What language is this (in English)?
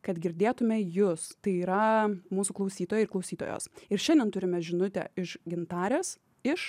Lithuanian